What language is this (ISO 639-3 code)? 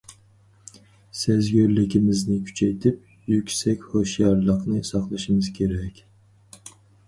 uig